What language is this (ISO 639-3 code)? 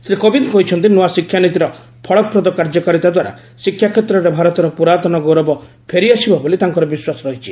ori